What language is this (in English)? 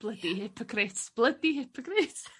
Welsh